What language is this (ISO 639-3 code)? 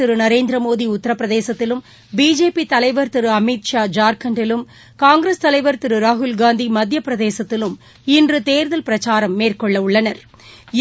tam